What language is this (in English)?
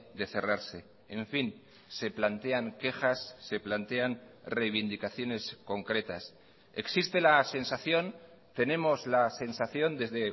Spanish